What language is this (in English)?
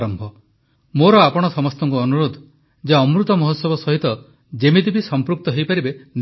Odia